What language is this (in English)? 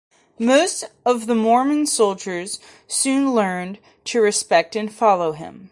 English